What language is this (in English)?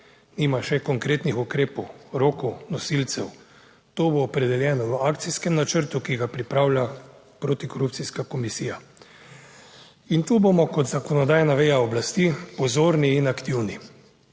Slovenian